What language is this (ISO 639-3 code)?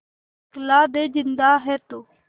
hin